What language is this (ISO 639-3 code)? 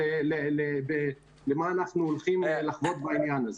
heb